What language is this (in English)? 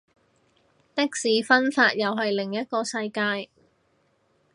Cantonese